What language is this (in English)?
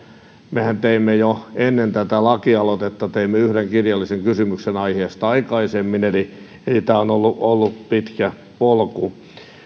Finnish